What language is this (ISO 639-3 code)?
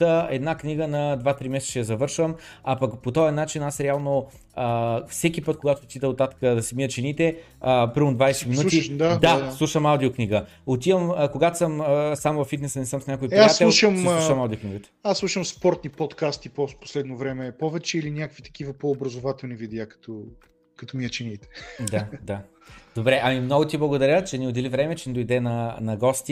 bul